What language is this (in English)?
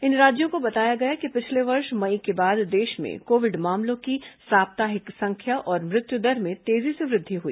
Hindi